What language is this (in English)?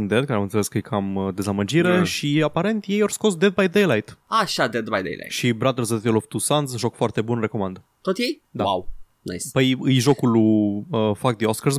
Romanian